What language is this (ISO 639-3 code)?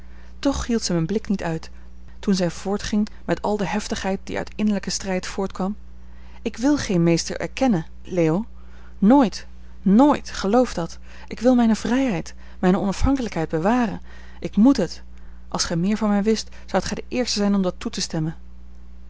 nld